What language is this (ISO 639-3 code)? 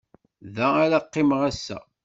kab